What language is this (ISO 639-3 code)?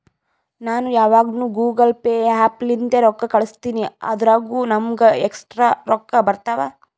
kan